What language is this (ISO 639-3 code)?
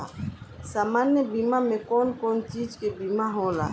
bho